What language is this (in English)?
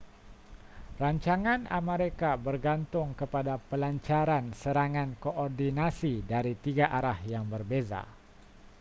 Malay